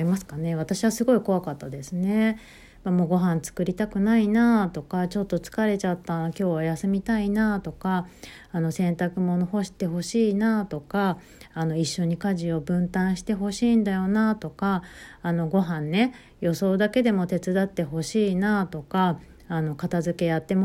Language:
Japanese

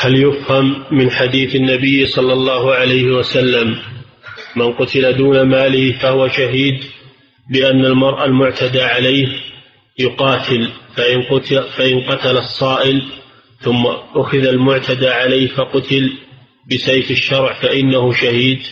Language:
Arabic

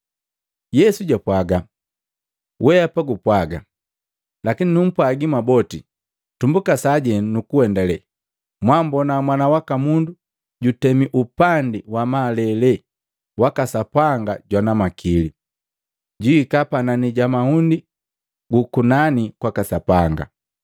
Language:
Matengo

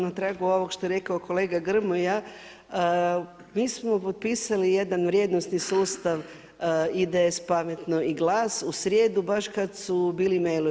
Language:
Croatian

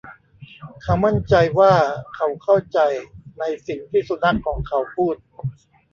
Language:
Thai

